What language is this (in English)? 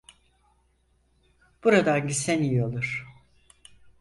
Turkish